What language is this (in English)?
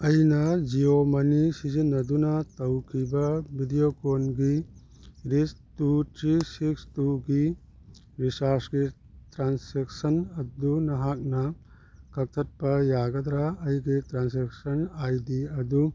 Manipuri